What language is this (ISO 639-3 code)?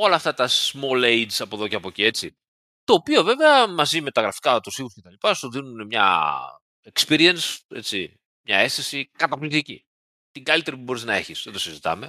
ell